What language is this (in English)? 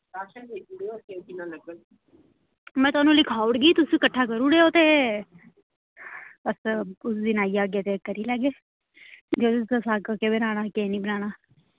Dogri